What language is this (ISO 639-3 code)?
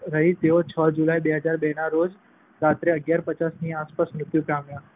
guj